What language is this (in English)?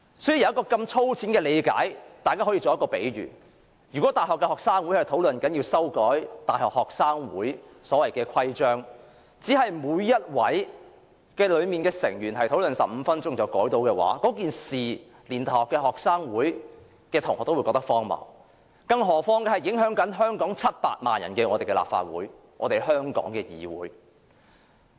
Cantonese